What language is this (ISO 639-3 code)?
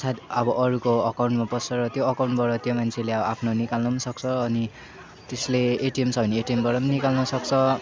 nep